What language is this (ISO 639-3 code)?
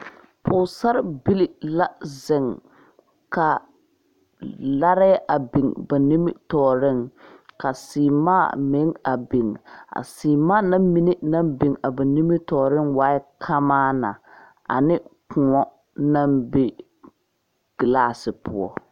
dga